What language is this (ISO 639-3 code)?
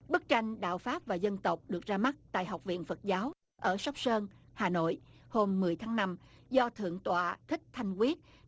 vie